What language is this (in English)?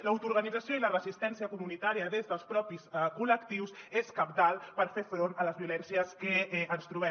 Catalan